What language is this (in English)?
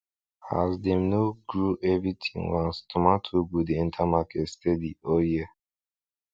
Nigerian Pidgin